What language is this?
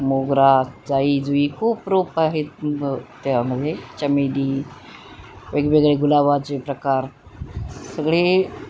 Marathi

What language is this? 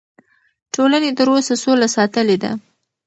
Pashto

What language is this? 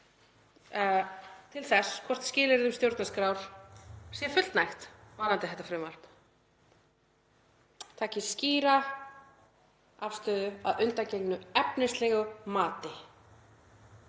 Icelandic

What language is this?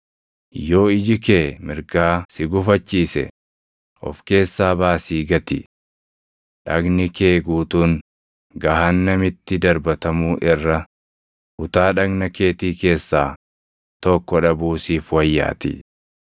Oromo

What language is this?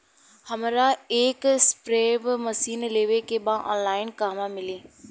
Bhojpuri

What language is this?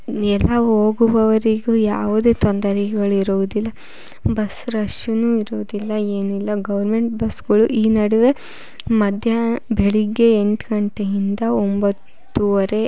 Kannada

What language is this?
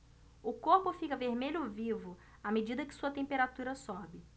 Portuguese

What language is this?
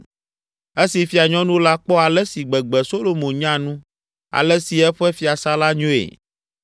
Ewe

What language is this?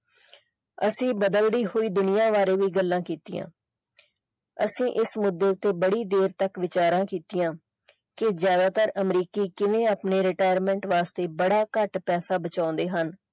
Punjabi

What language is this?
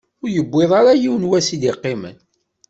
Kabyle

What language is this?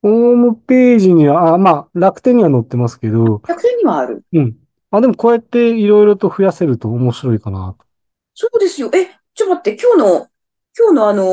Japanese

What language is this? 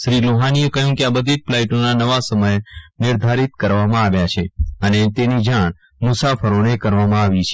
Gujarati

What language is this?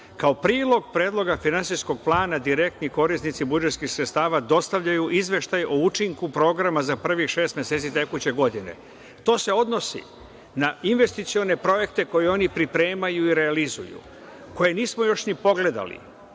Serbian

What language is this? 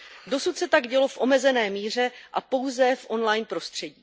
Czech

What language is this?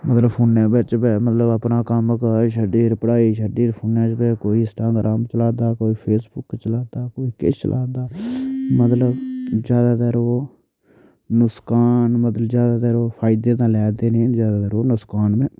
Dogri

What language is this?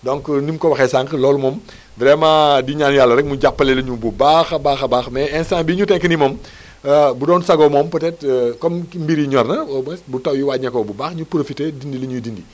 Wolof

